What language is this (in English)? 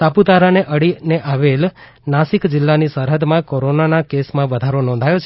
Gujarati